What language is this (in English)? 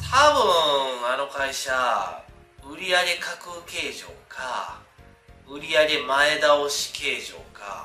Japanese